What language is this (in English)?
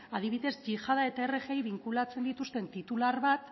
Basque